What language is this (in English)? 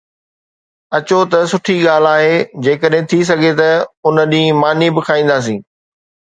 Sindhi